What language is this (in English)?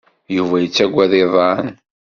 Kabyle